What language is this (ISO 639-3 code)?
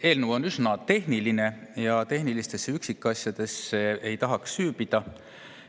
est